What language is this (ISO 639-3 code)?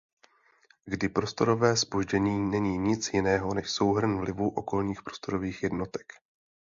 ces